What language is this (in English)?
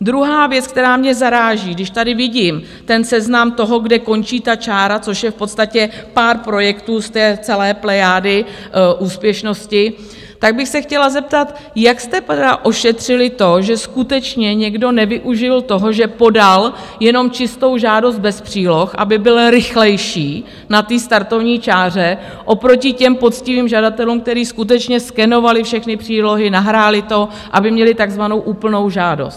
Czech